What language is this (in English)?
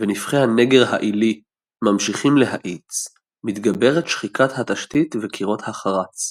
Hebrew